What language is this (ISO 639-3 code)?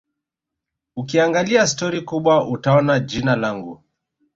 swa